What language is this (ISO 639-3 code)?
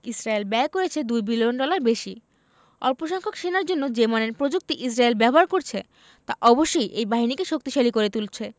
ben